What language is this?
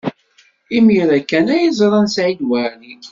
Kabyle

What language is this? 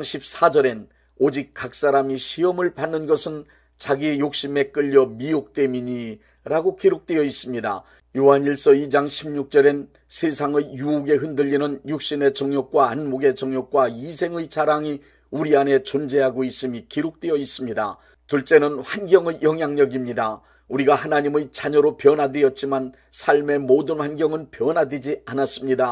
Korean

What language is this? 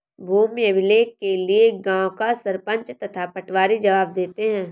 Hindi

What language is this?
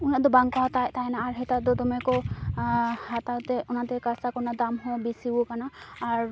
Santali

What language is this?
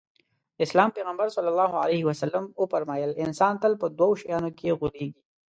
Pashto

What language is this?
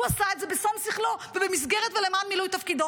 Hebrew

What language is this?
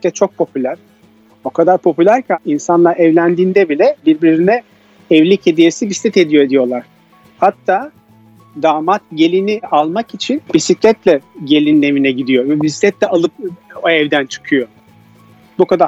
Turkish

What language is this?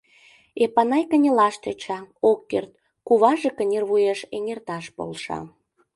Mari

